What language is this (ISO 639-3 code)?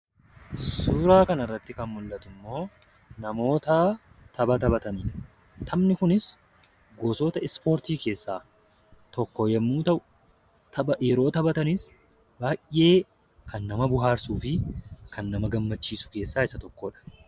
orm